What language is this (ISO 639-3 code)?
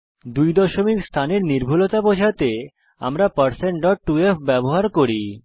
ben